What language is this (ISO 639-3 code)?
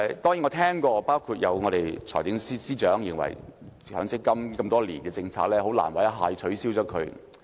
yue